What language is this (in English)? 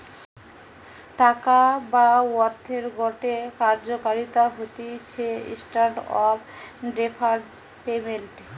Bangla